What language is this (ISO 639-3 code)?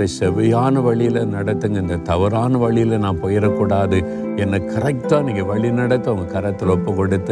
tam